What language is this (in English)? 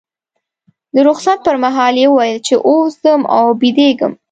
Pashto